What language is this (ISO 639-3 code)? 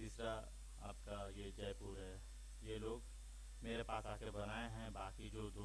hin